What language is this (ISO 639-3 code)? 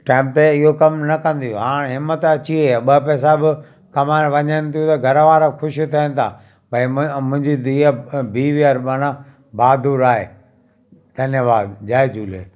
snd